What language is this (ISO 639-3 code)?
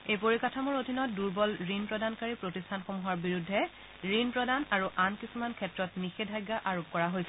asm